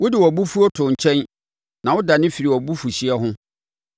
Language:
Akan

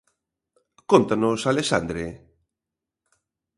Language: Galician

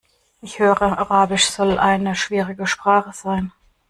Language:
German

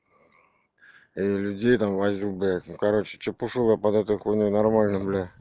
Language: Russian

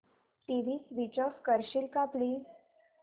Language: Marathi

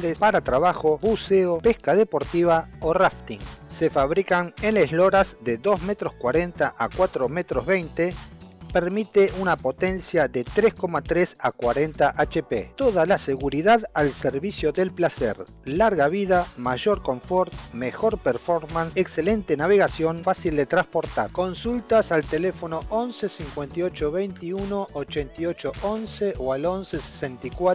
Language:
Spanish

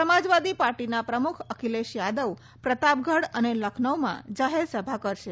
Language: Gujarati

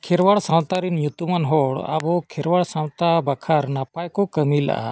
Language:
Santali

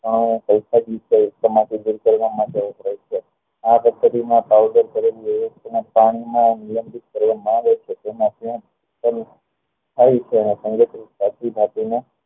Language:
Gujarati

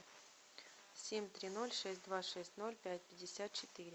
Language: Russian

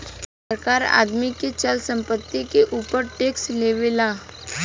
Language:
Bhojpuri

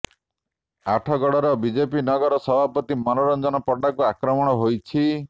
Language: Odia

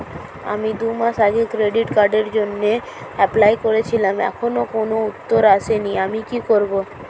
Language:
Bangla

